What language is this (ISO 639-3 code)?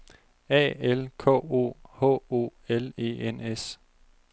dan